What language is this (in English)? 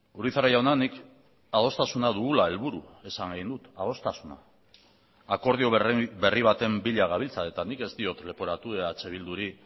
Basque